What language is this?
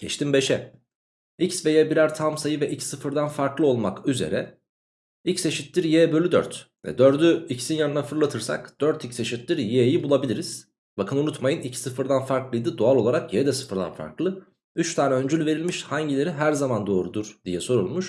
Turkish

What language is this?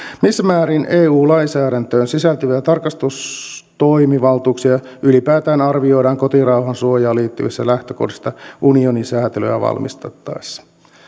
Finnish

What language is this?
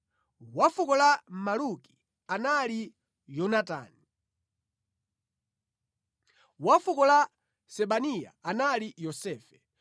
Nyanja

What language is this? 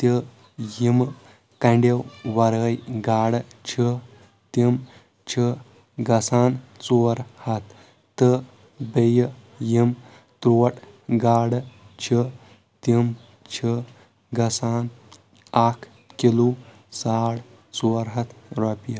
Kashmiri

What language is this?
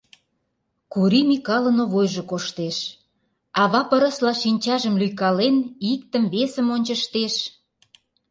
Mari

